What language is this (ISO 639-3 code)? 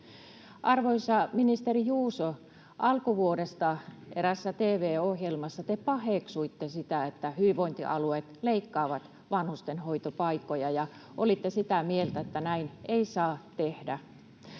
fin